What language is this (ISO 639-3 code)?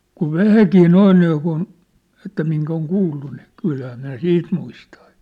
fin